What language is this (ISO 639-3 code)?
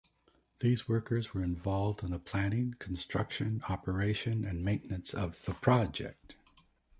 eng